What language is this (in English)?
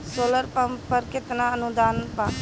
Bhojpuri